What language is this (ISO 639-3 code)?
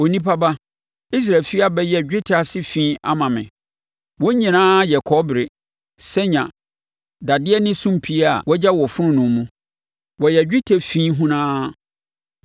aka